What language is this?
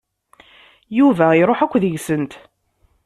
Kabyle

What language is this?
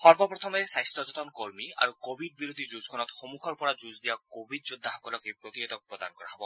Assamese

